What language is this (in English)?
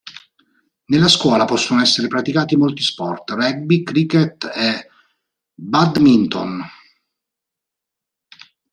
Italian